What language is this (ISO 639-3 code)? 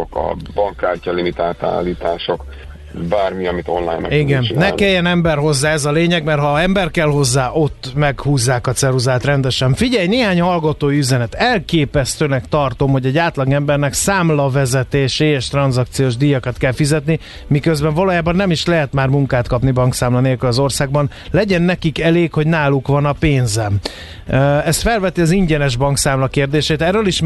hun